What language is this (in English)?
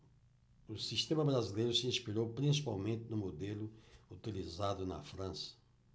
Portuguese